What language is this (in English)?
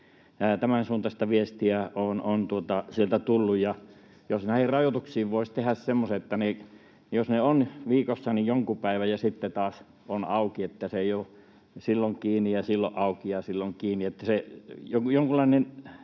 Finnish